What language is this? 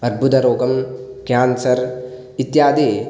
Sanskrit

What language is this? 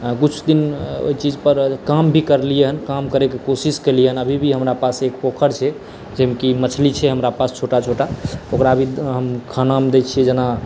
Maithili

